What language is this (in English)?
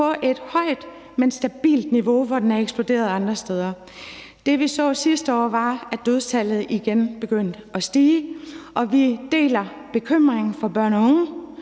Danish